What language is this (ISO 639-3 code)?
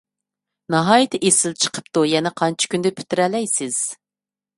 uig